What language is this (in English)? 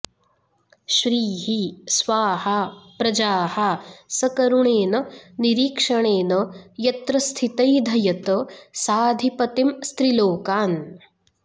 Sanskrit